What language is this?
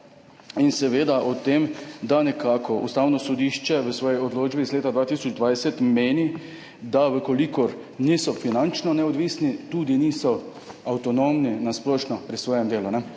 Slovenian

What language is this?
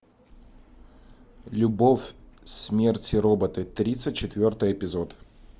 Russian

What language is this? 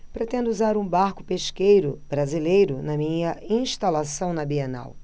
Portuguese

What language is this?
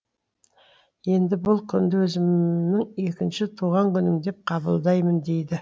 Kazakh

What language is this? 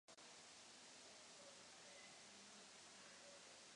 Czech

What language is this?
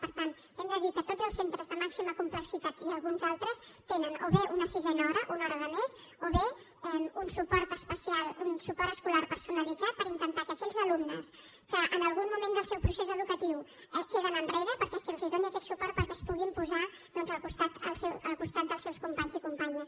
Catalan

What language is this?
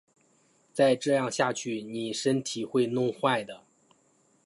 Chinese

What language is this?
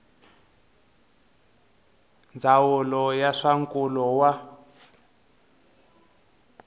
Tsonga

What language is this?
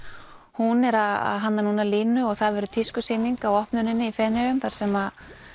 Icelandic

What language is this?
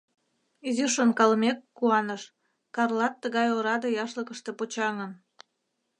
Mari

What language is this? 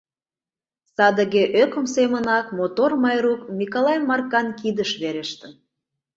Mari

